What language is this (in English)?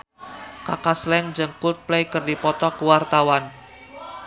Sundanese